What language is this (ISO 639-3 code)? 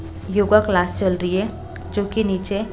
hin